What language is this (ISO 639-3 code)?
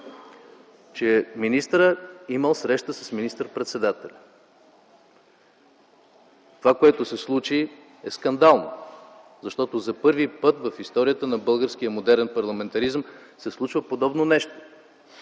bul